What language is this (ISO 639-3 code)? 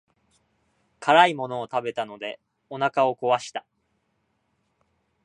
jpn